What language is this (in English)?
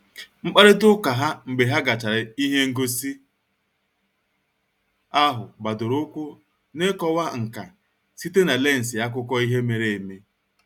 Igbo